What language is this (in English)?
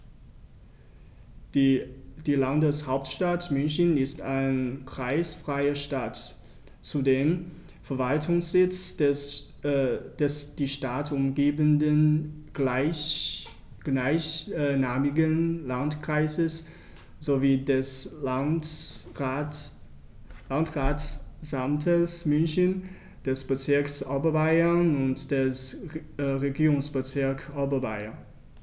German